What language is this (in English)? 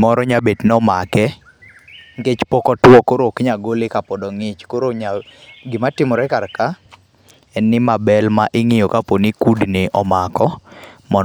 Luo (Kenya and Tanzania)